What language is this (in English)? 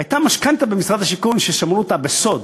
Hebrew